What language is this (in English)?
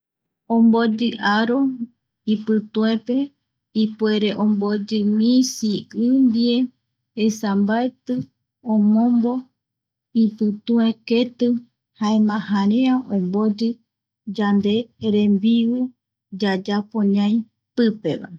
Eastern Bolivian Guaraní